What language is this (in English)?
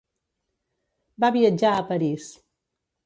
Catalan